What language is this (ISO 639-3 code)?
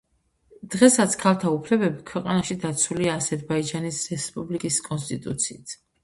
kat